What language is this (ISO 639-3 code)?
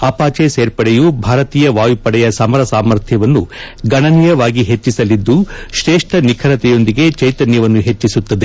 kan